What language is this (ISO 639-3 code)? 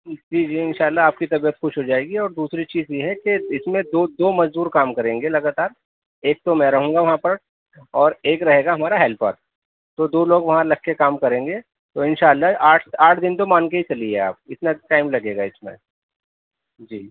urd